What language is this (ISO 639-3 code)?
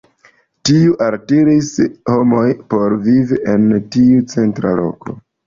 epo